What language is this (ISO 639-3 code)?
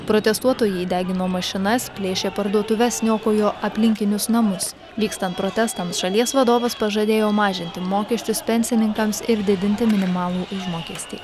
lit